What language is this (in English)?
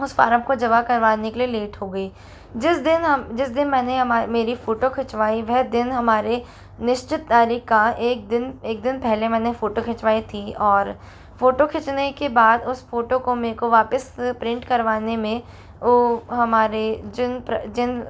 Hindi